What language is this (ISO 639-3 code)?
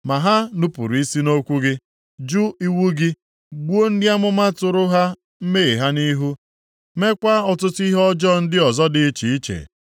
ibo